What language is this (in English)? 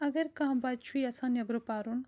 Kashmiri